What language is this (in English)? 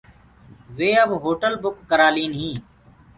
Gurgula